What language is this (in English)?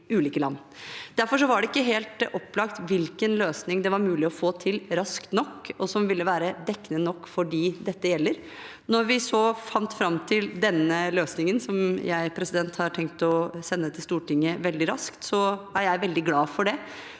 Norwegian